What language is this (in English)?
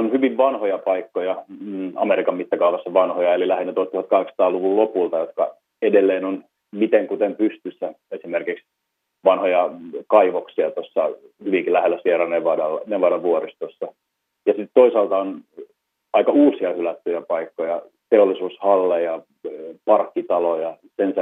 Finnish